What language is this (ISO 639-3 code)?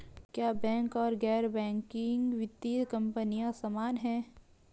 hin